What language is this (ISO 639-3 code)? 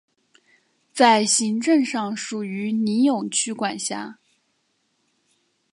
zho